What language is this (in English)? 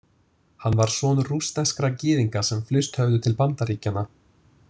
Icelandic